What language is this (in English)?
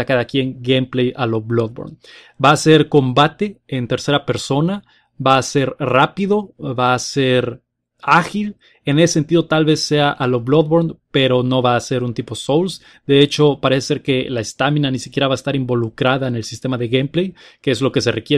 Spanish